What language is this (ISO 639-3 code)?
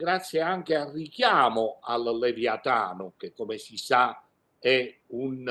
ita